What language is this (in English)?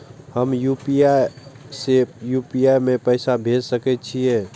Maithili